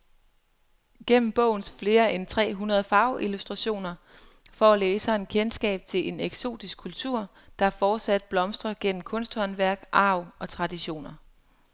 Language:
Danish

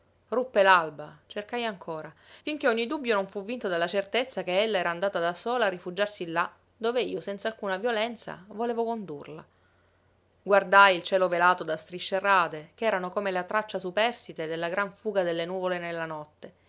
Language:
Italian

